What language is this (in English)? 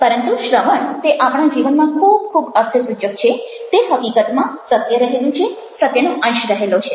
Gujarati